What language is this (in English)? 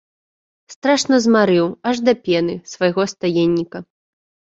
Belarusian